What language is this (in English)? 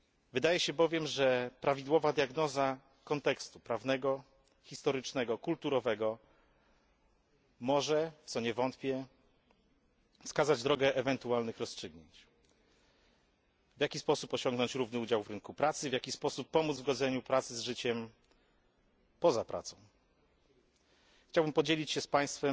Polish